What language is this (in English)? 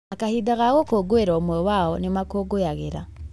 Kikuyu